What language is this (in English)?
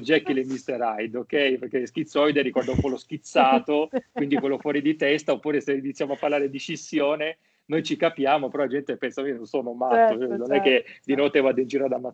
Italian